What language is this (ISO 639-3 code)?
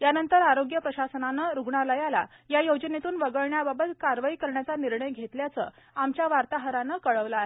mar